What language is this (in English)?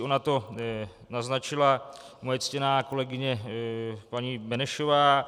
Czech